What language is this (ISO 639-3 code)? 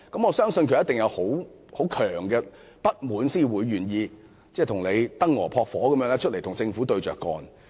yue